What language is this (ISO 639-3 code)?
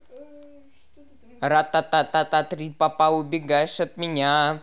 rus